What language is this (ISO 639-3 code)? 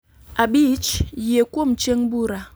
luo